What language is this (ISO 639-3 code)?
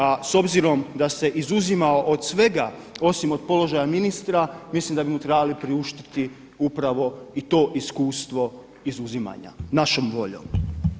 hrv